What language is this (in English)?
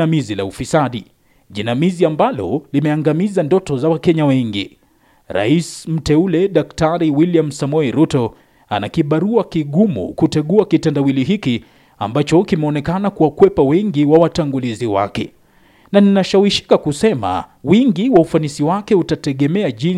Swahili